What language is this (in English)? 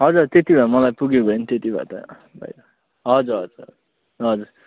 Nepali